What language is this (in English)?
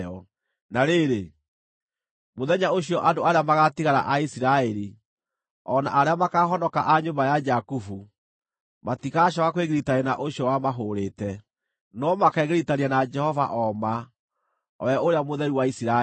Kikuyu